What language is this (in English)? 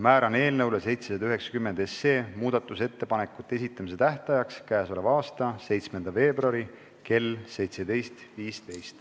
Estonian